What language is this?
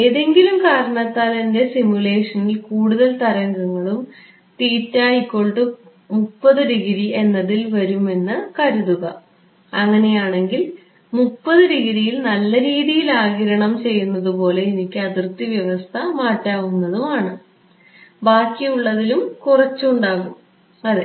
Malayalam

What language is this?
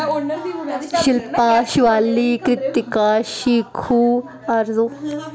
Dogri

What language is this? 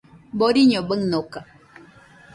Nüpode Huitoto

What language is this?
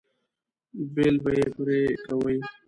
Pashto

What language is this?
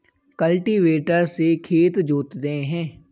Hindi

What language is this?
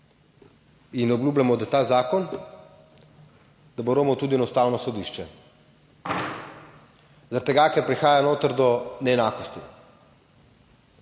Slovenian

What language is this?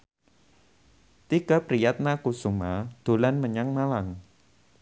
Javanese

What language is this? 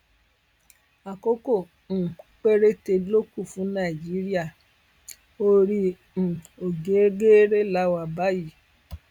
Yoruba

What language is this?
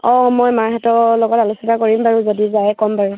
Assamese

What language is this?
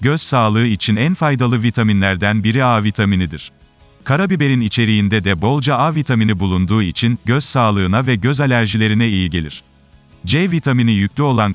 Turkish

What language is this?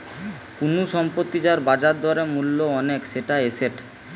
Bangla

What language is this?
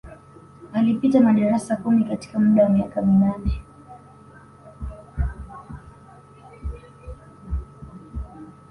Swahili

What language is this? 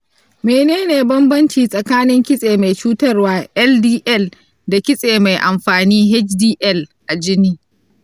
Hausa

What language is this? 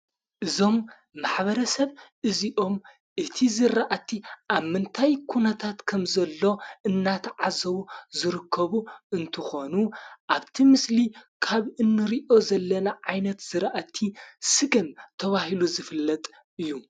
Tigrinya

